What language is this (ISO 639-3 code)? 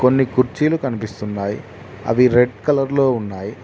tel